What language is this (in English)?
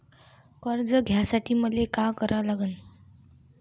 Marathi